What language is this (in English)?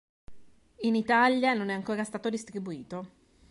Italian